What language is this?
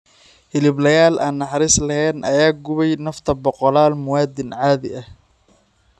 Somali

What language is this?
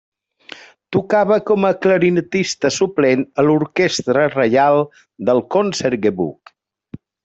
Catalan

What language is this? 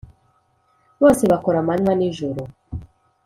Kinyarwanda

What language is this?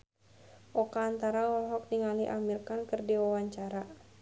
Sundanese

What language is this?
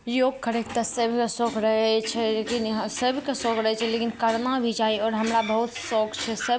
Maithili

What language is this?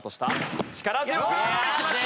Japanese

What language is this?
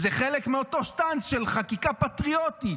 Hebrew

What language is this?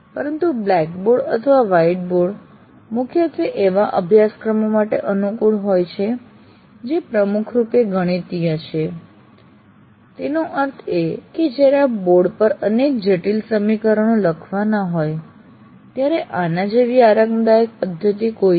Gujarati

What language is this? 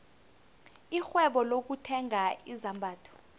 South Ndebele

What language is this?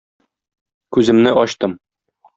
Tatar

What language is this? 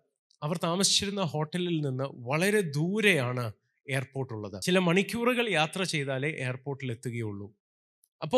Malayalam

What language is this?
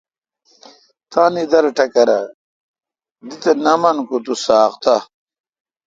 Kalkoti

